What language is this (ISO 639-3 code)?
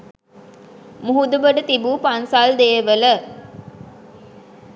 sin